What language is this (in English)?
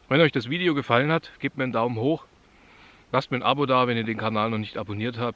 German